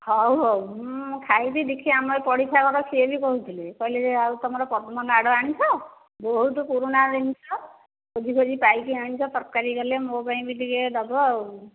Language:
Odia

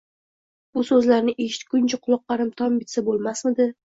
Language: Uzbek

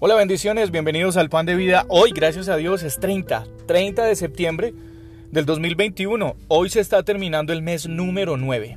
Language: Spanish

